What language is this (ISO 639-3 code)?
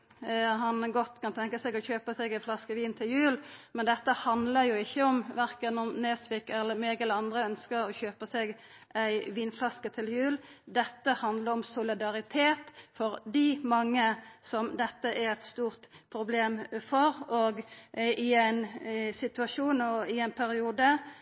nno